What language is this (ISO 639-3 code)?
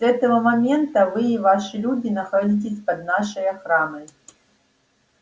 rus